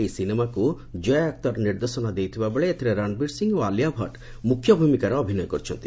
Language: Odia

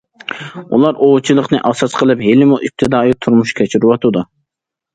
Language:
Uyghur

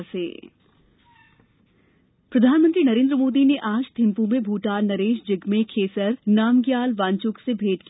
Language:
Hindi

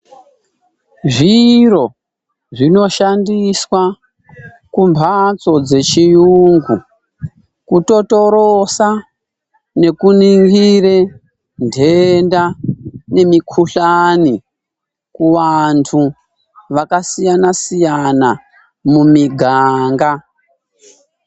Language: Ndau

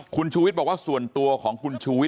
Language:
Thai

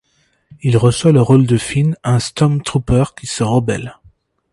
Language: French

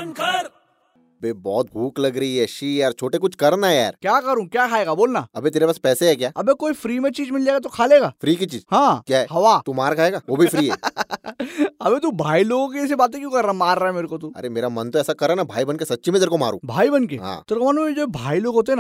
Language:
Hindi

